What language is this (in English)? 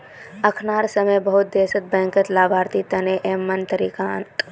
Magahi